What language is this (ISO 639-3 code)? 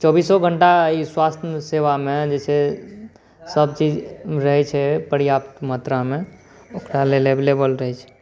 mai